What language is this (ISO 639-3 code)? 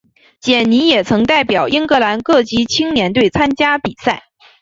zho